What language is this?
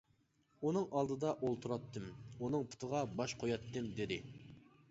Uyghur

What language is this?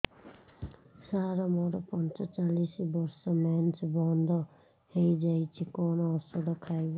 Odia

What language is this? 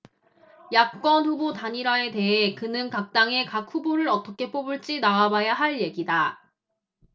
Korean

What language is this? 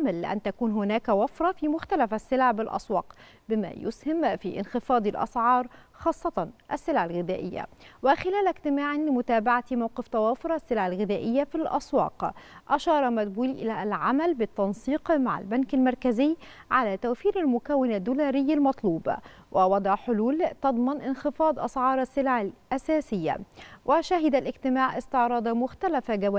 Arabic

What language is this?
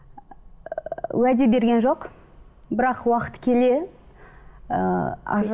Kazakh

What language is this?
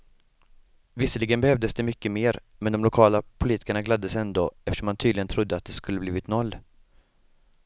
Swedish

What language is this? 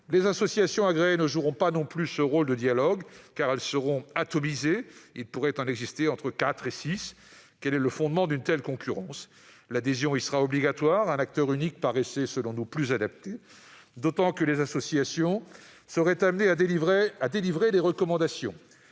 French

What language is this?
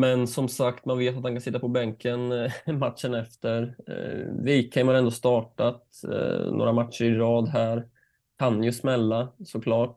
Swedish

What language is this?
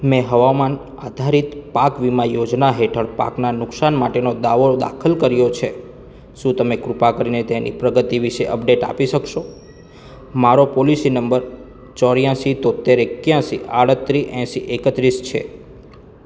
Gujarati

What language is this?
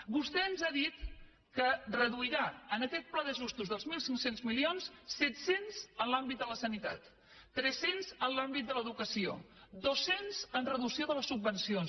Catalan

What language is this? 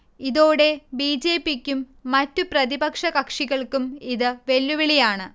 Malayalam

